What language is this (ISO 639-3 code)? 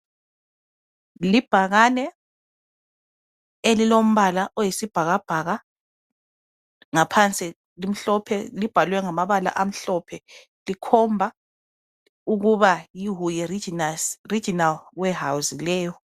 nde